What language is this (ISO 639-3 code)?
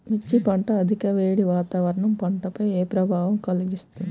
tel